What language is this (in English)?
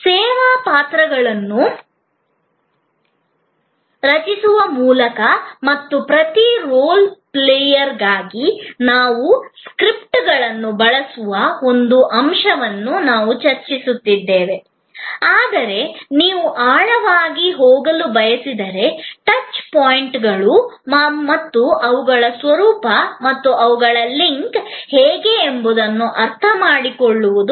Kannada